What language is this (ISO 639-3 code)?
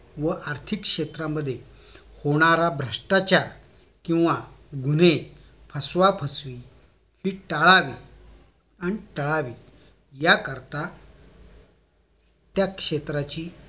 mar